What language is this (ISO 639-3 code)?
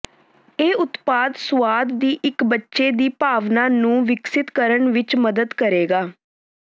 pan